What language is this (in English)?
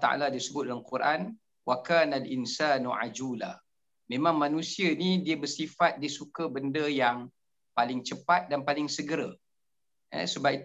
Malay